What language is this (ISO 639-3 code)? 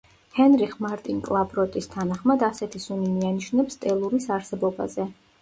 kat